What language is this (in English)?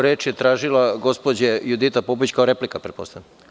Serbian